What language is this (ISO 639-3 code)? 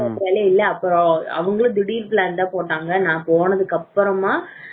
tam